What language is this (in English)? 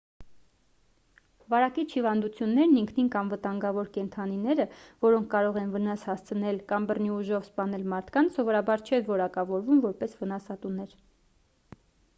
Armenian